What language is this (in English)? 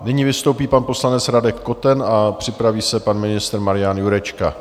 Czech